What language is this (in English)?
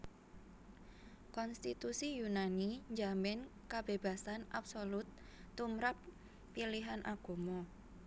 Javanese